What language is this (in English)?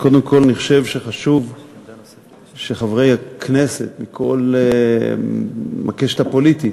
Hebrew